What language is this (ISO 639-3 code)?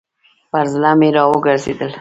pus